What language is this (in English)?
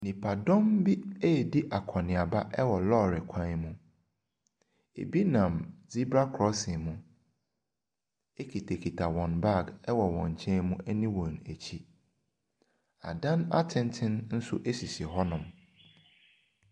Akan